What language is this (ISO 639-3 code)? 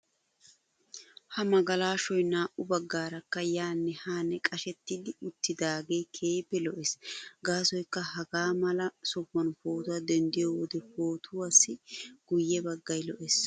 wal